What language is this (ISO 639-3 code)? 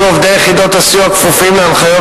heb